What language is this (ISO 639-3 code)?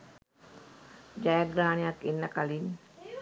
sin